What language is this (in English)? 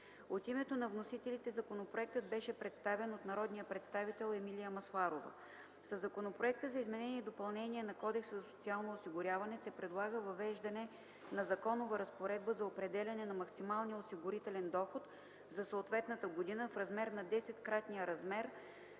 Bulgarian